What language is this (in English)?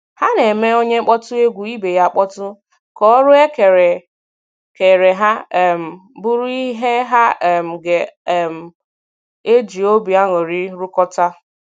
Igbo